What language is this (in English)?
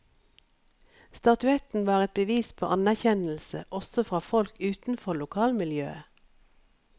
Norwegian